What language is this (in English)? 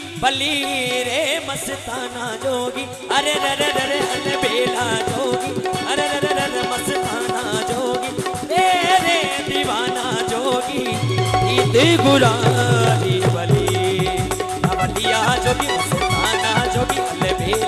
Hindi